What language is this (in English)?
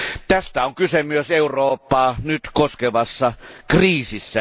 Finnish